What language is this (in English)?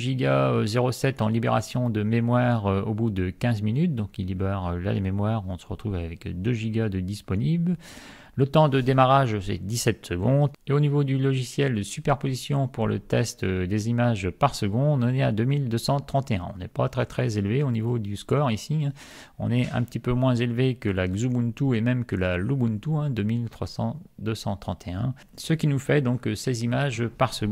French